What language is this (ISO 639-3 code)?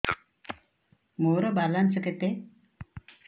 ori